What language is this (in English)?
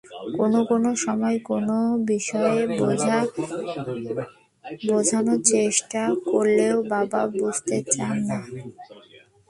Bangla